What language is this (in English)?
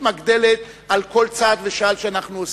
Hebrew